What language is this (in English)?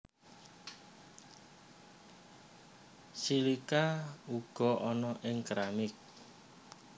Javanese